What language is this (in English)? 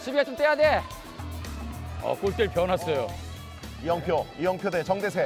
Korean